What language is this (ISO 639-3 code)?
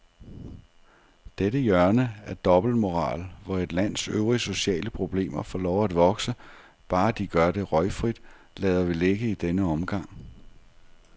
dan